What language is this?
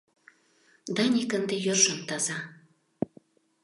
Mari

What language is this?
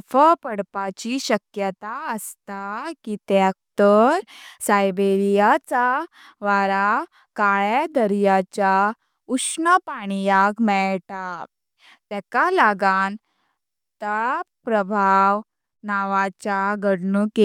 Konkani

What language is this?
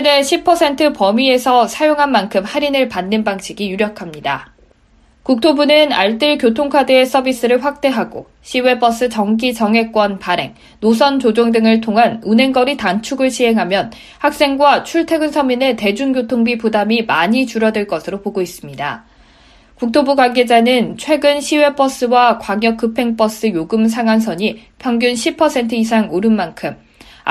Korean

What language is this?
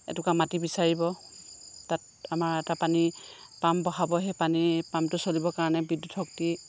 Assamese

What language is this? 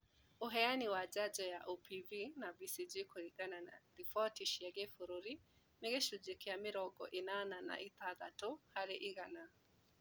Kikuyu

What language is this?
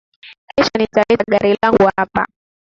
Swahili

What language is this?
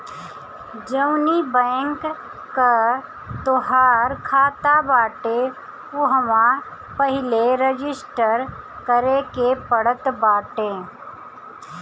Bhojpuri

